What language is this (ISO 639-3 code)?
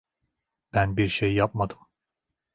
tur